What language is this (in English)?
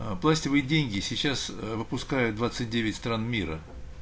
Russian